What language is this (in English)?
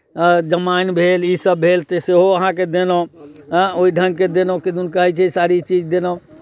Maithili